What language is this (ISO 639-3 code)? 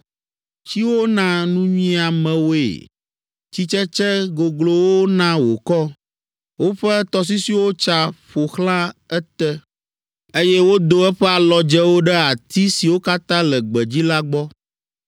ewe